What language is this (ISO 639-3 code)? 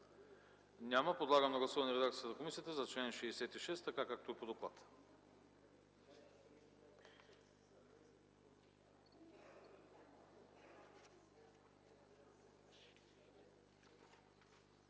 bul